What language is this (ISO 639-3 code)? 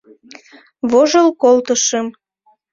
chm